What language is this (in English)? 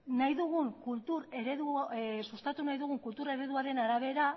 Basque